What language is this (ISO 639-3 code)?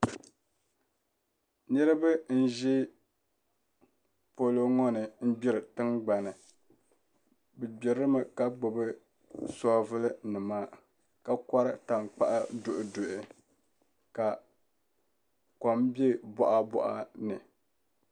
dag